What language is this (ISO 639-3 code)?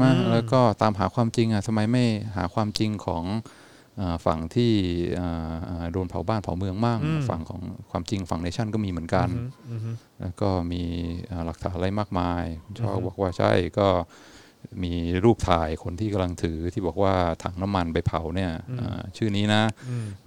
tha